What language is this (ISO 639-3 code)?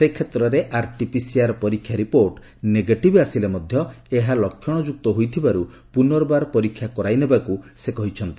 ori